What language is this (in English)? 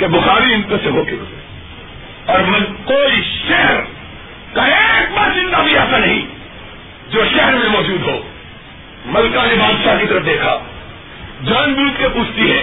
Urdu